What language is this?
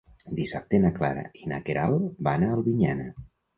Catalan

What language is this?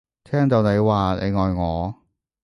Cantonese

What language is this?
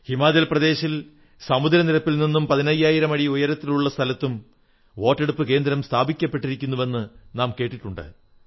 Malayalam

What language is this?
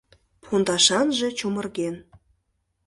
Mari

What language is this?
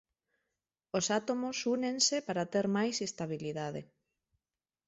Galician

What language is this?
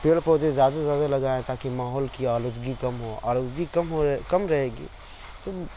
Urdu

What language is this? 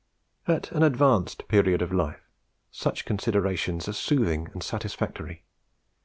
English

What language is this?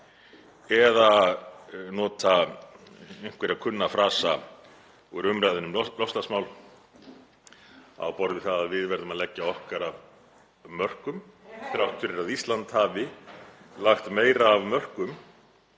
Icelandic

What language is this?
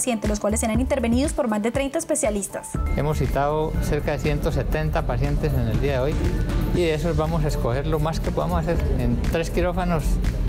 Spanish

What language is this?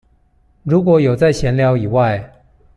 Chinese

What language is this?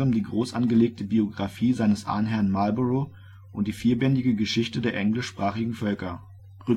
German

